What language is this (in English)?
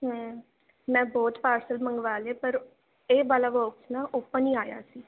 Punjabi